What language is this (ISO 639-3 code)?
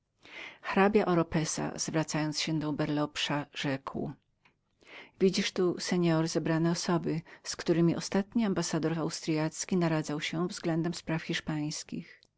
pol